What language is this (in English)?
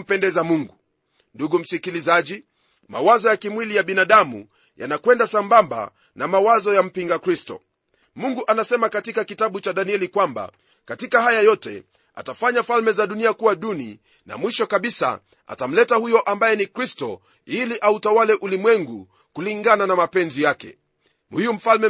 Swahili